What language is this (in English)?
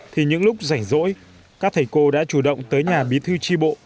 Vietnamese